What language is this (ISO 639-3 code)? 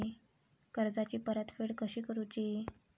mar